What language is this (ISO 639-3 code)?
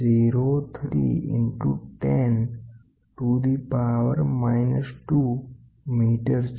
guj